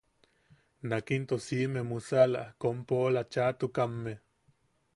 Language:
Yaqui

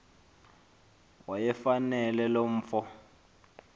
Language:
Xhosa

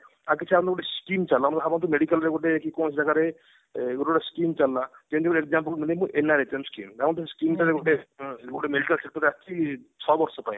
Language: Odia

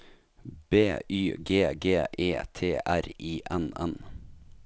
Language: Norwegian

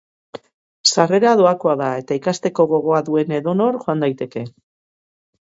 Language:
Basque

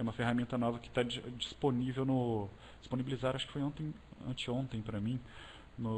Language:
Portuguese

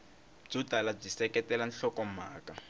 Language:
Tsonga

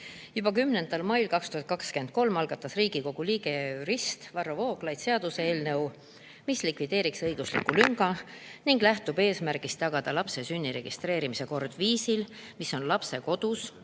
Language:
Estonian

